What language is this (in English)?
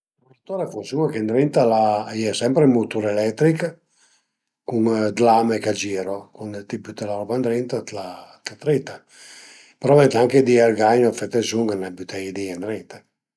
Piedmontese